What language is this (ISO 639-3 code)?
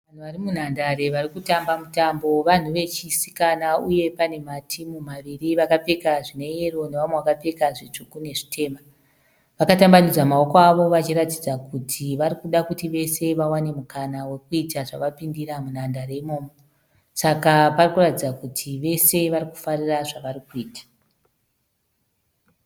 sna